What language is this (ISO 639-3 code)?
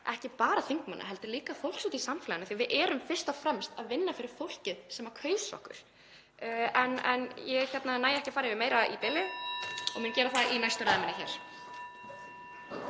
isl